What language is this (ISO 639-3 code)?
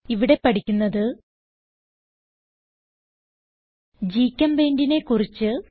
mal